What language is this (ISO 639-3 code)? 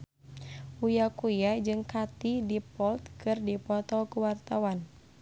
sun